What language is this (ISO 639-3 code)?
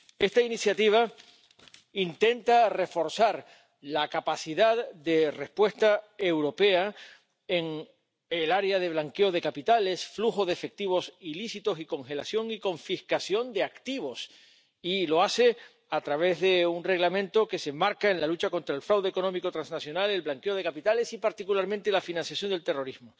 spa